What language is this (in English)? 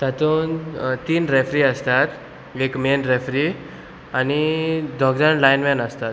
Konkani